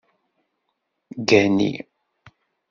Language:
Kabyle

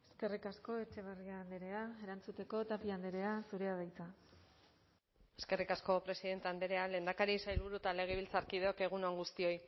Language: Basque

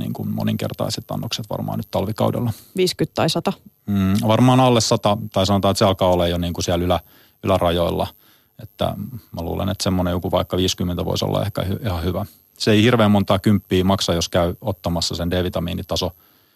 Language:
Finnish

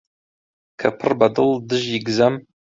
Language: Central Kurdish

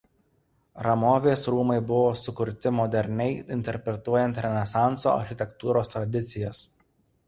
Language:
Lithuanian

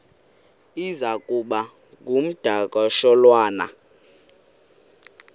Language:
Xhosa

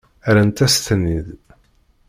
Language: Kabyle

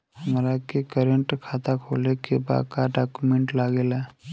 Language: Bhojpuri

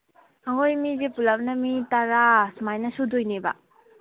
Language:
Manipuri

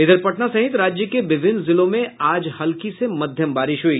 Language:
Hindi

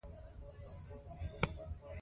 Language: Pashto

